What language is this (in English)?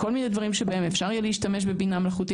Hebrew